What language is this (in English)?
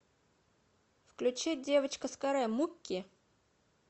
Russian